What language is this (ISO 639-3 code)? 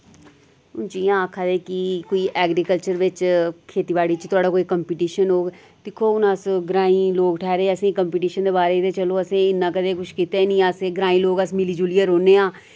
doi